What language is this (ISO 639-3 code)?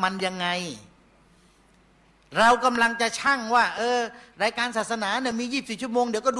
tha